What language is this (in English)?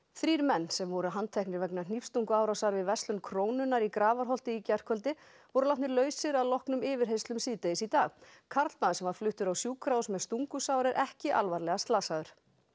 Icelandic